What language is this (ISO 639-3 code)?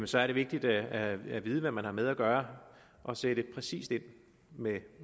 dan